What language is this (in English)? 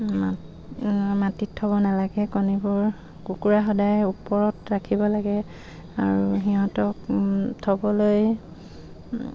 Assamese